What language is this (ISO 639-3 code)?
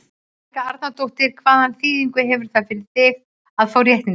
isl